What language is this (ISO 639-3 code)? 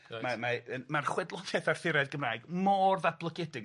cym